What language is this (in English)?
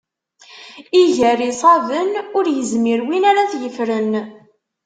Kabyle